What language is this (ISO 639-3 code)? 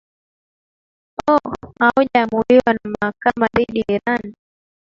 swa